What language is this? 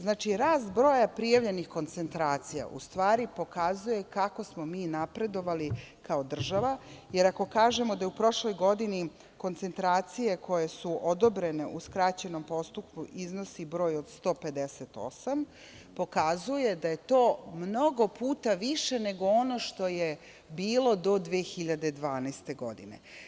Serbian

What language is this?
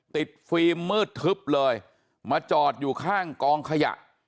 Thai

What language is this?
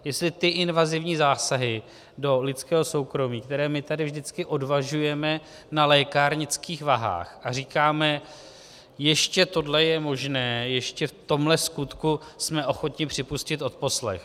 Czech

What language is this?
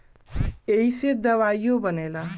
Bhojpuri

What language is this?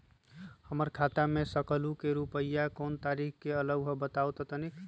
Magahi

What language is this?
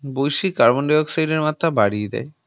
Bangla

